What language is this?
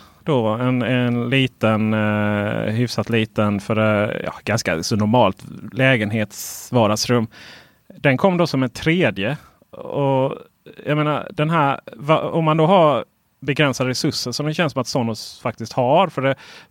Swedish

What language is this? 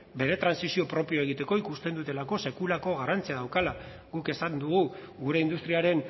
Basque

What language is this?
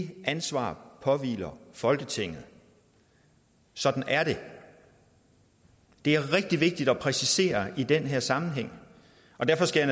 Danish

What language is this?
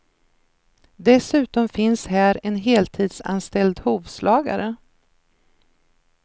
Swedish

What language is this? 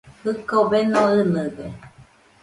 Nüpode Huitoto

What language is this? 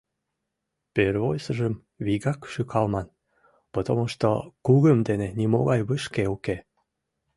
Mari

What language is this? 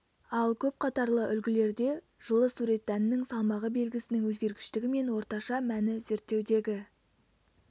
Kazakh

